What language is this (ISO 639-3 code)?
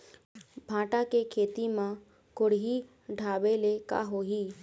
hne